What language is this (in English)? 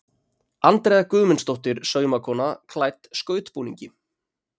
Icelandic